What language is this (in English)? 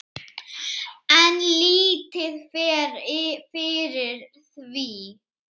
Icelandic